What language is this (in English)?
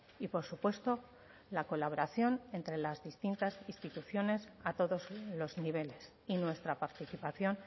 Spanish